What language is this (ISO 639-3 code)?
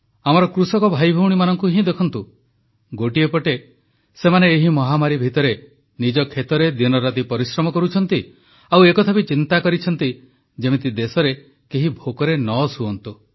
ori